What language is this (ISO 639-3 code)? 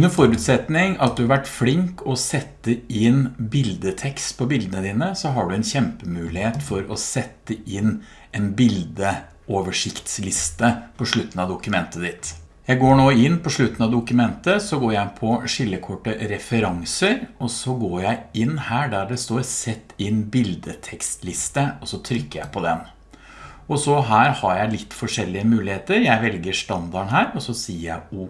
nor